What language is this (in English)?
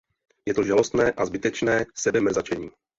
Czech